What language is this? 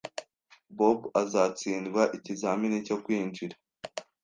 Kinyarwanda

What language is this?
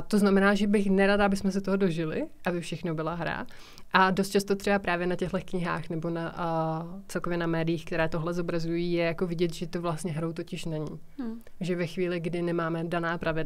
Czech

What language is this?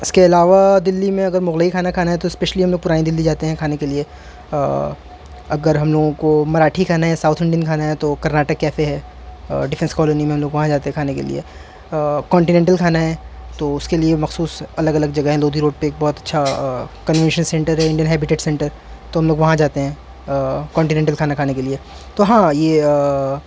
Urdu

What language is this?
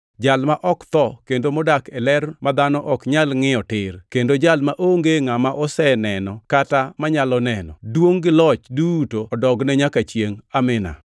Luo (Kenya and Tanzania)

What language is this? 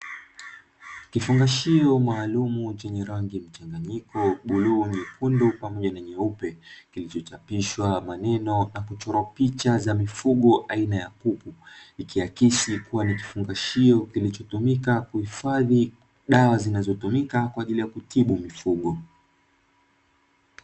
Swahili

